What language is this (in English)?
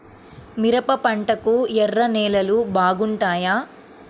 Telugu